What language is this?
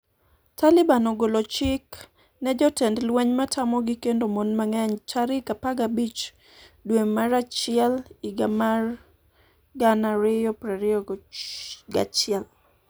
Luo (Kenya and Tanzania)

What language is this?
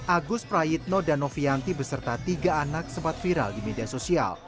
Indonesian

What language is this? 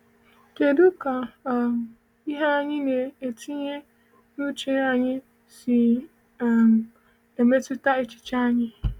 Igbo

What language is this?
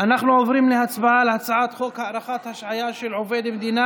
Hebrew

